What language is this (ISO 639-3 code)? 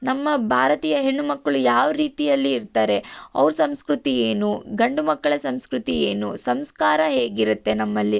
kan